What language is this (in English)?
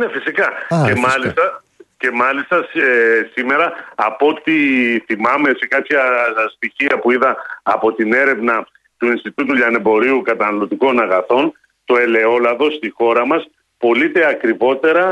Greek